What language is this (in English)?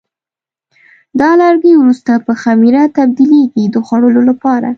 Pashto